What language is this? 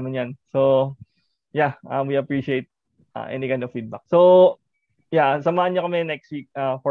Filipino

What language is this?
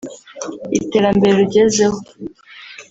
Kinyarwanda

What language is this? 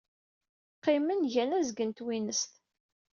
Kabyle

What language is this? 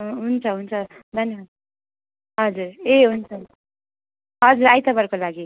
Nepali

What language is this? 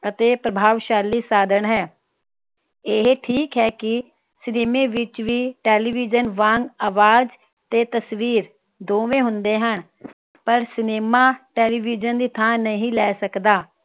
Punjabi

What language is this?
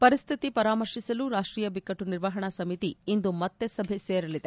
Kannada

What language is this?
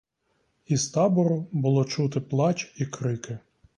Ukrainian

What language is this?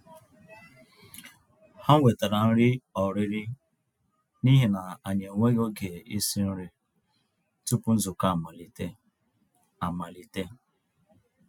Igbo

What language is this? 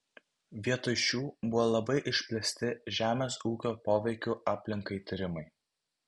Lithuanian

